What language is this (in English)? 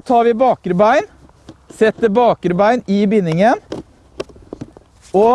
Norwegian